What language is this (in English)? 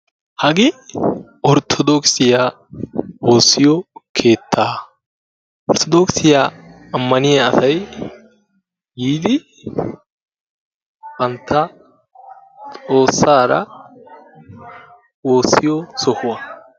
Wolaytta